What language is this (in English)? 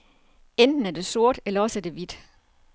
Danish